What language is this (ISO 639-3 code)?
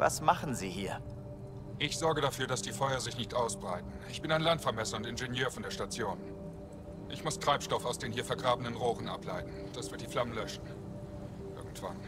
deu